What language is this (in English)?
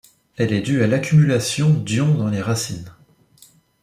French